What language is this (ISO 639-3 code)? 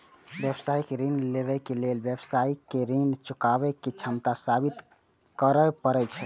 mai